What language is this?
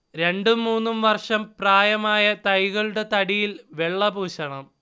Malayalam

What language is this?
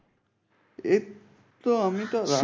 Bangla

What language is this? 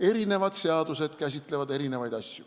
Estonian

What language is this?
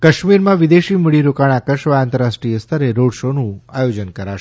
Gujarati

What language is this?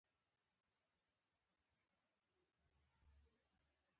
Pashto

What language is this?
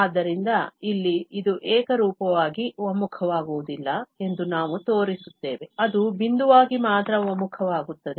Kannada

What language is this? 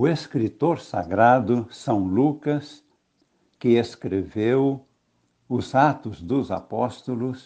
Portuguese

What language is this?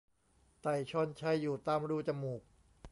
Thai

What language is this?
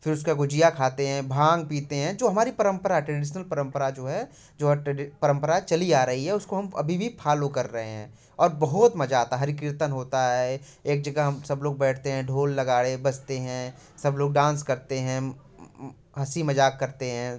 Hindi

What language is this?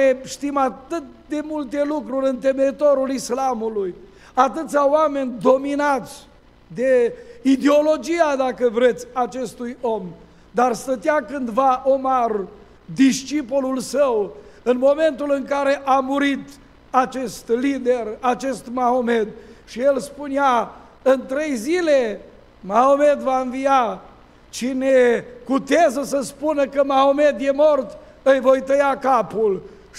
Romanian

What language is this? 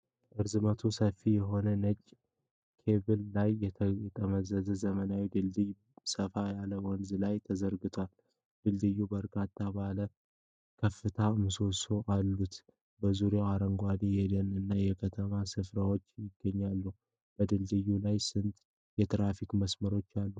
Amharic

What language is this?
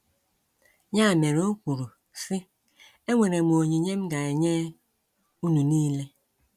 Igbo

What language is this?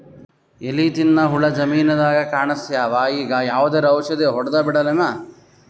Kannada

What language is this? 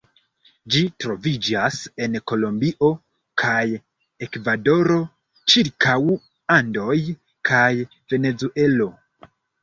Esperanto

